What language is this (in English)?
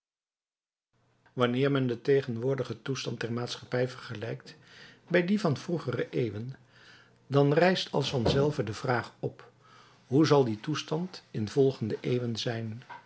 Dutch